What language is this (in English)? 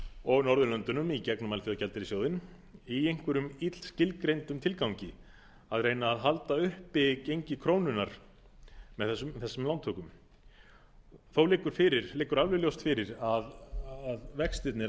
Icelandic